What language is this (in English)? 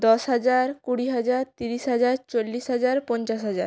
Bangla